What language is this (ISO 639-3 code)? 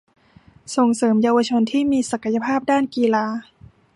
tha